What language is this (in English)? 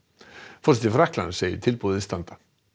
Icelandic